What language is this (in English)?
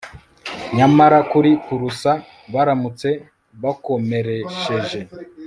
Kinyarwanda